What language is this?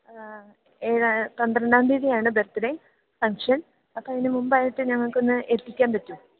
Malayalam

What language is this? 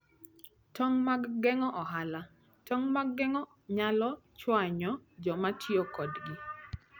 Luo (Kenya and Tanzania)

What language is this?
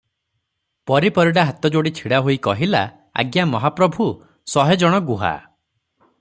Odia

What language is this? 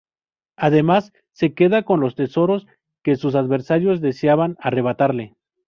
Spanish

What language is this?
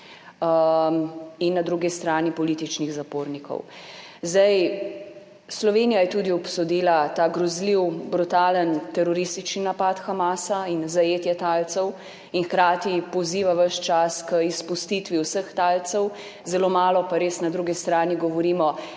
Slovenian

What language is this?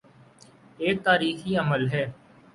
Urdu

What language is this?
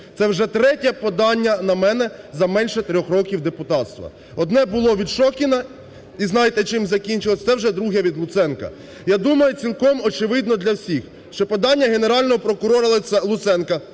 Ukrainian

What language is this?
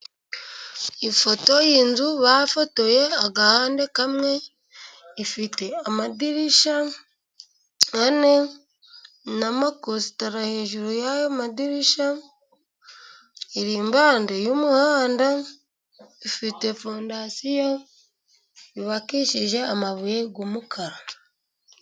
Kinyarwanda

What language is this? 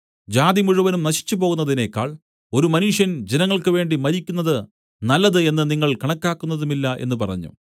Malayalam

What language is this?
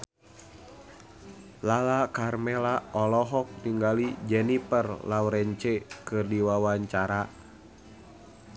Sundanese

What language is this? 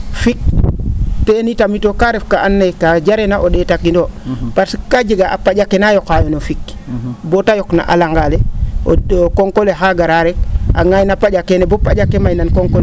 Serer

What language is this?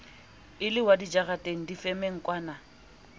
Southern Sotho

